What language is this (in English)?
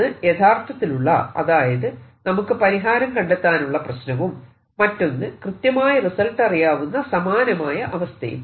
Malayalam